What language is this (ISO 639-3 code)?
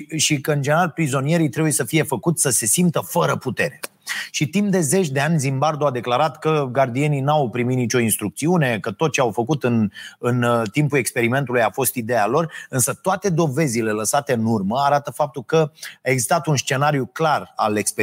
ron